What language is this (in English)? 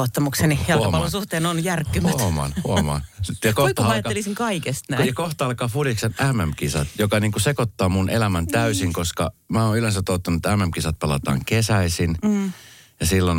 Finnish